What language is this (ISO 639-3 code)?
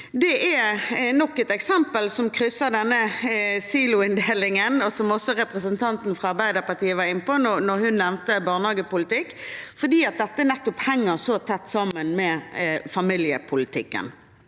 nor